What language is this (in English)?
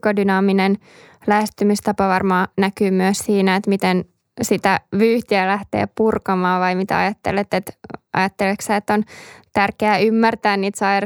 Finnish